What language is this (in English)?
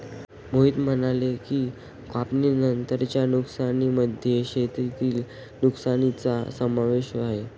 Marathi